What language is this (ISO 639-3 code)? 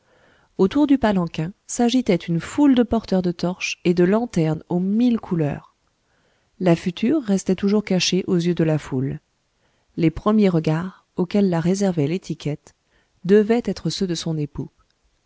fra